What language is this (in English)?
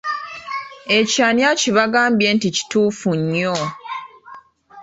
Ganda